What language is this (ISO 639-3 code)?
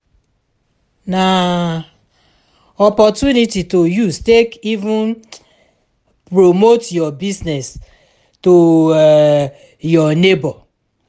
pcm